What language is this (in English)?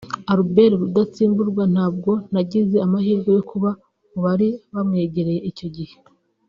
Kinyarwanda